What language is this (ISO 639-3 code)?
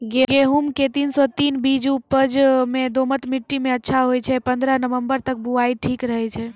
mai